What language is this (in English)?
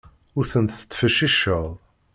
Kabyle